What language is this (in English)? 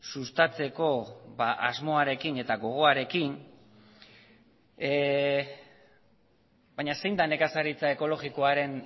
Basque